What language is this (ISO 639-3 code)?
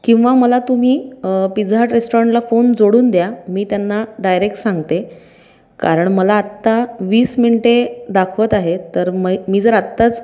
mar